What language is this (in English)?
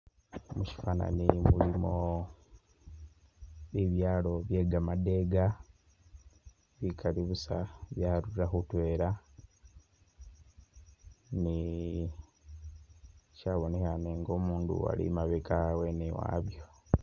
Masaaba